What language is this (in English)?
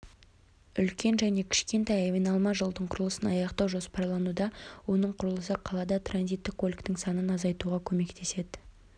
Kazakh